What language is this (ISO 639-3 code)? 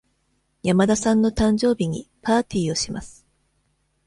jpn